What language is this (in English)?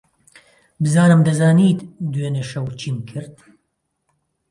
Central Kurdish